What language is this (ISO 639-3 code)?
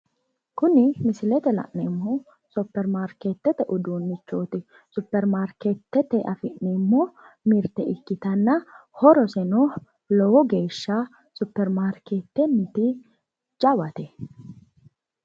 sid